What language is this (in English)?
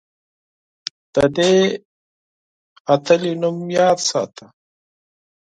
Pashto